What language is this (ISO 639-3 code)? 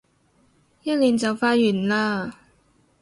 yue